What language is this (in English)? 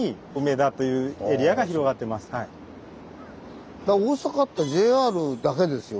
Japanese